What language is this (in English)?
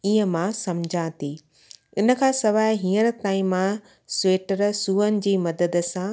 Sindhi